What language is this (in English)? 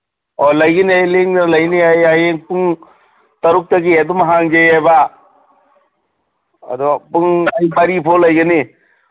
Manipuri